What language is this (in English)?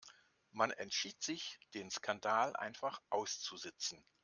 German